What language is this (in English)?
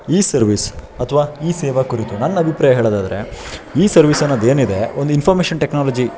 Kannada